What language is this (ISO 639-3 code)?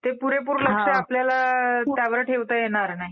mar